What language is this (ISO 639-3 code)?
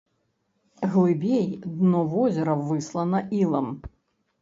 bel